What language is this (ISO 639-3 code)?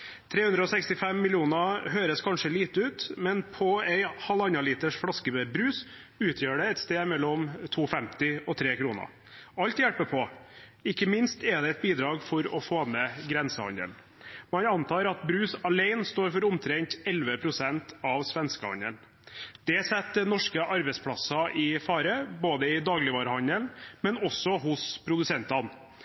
nob